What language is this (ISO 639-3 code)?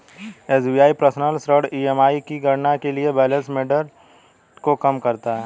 hin